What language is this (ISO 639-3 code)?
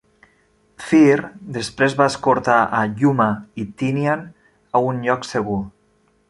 cat